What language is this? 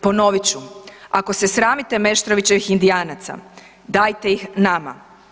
Croatian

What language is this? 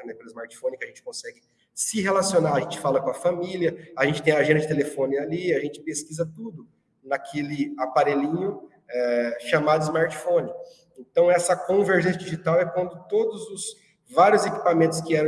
Portuguese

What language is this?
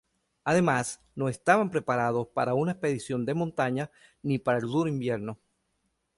Spanish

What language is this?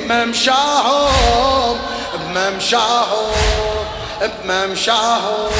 Arabic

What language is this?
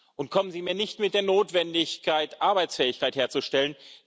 German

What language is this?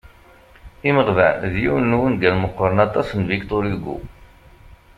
Kabyle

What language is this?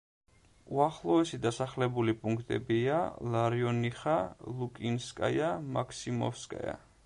Georgian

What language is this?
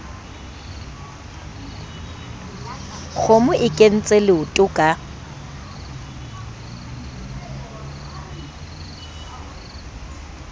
Southern Sotho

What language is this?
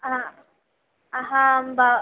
Sanskrit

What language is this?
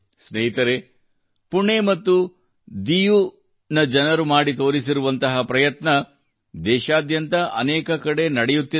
Kannada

